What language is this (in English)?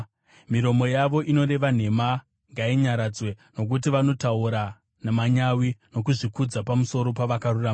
Shona